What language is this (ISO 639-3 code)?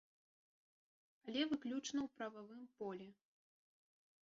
bel